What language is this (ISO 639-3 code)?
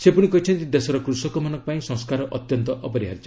ori